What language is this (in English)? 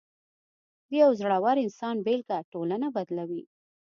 Pashto